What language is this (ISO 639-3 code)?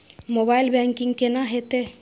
mai